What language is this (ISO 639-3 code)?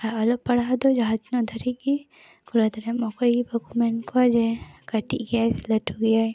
sat